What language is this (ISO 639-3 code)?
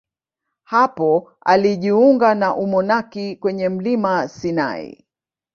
swa